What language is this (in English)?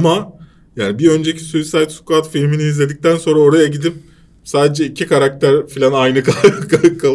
Turkish